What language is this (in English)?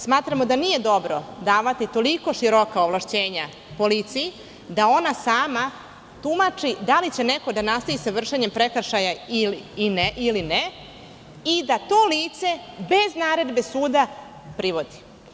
Serbian